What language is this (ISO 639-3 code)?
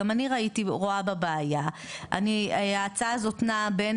heb